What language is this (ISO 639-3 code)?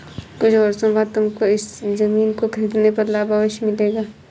hin